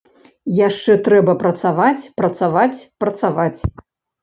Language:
Belarusian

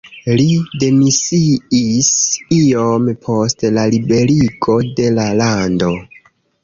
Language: Esperanto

